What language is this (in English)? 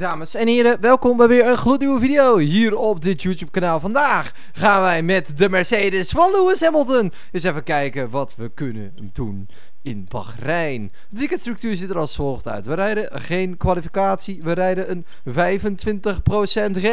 Dutch